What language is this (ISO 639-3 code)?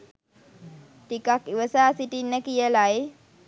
sin